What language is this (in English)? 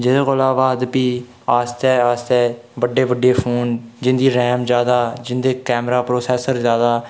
Dogri